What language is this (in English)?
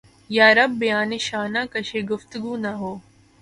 Urdu